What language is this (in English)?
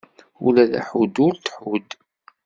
Kabyle